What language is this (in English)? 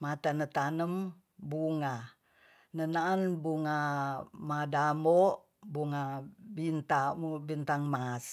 Tonsea